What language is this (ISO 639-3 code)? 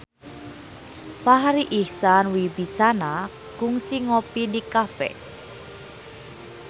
sun